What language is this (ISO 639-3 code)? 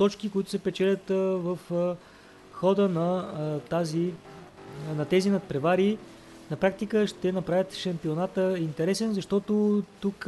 bul